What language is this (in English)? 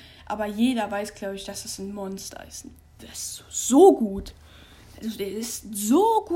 German